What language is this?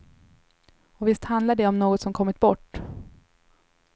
Swedish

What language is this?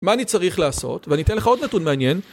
Hebrew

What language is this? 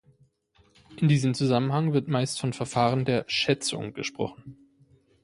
German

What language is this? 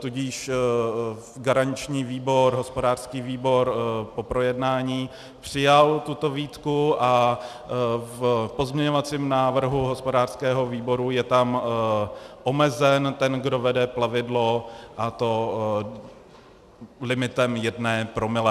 Czech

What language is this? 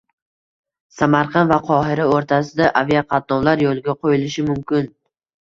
Uzbek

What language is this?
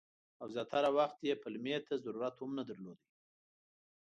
Pashto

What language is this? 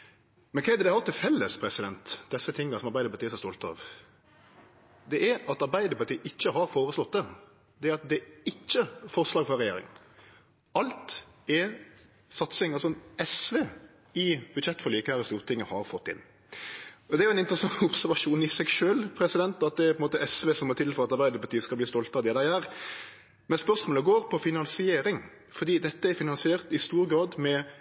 Norwegian Nynorsk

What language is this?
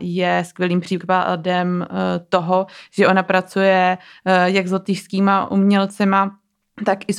Czech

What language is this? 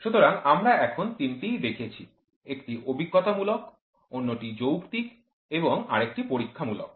Bangla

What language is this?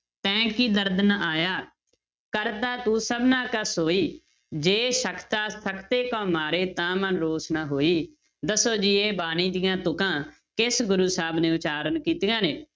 Punjabi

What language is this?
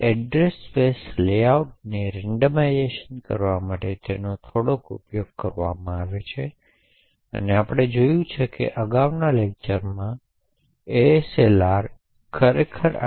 Gujarati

